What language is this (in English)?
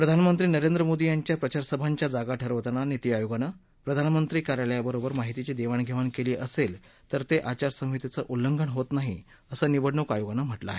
Marathi